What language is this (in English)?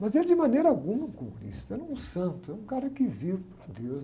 Portuguese